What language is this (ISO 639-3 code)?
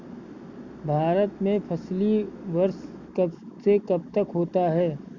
hin